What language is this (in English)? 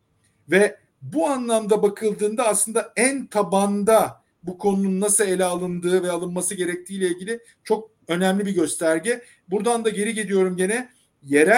Turkish